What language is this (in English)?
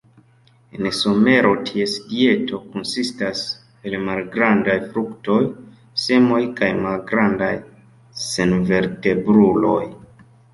Esperanto